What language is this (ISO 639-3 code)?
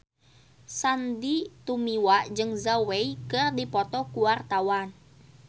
sun